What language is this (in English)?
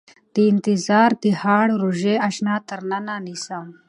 Pashto